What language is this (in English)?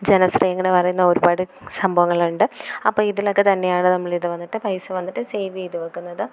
Malayalam